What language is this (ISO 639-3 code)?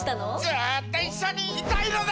jpn